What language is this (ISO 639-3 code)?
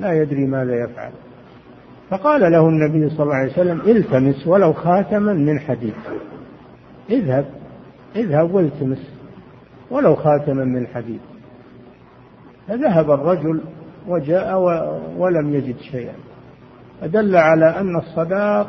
ara